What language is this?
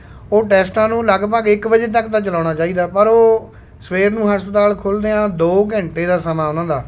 Punjabi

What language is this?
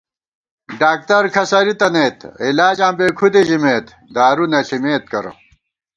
Gawar-Bati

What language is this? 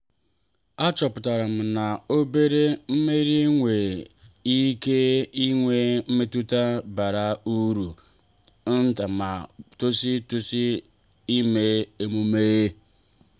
Igbo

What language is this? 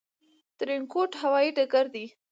Pashto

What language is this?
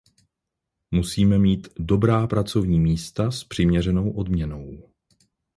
Czech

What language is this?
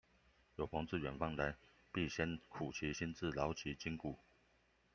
Chinese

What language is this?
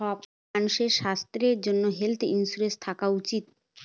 Bangla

